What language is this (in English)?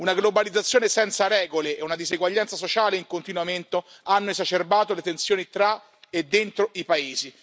Italian